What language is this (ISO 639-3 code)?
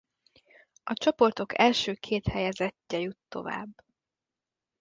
hun